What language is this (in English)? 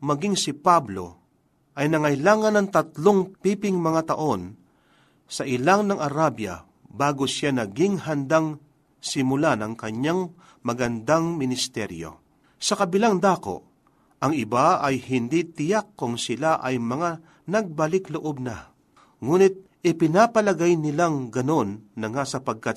Filipino